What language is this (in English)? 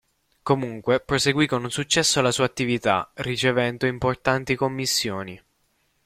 Italian